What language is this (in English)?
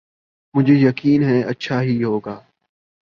Urdu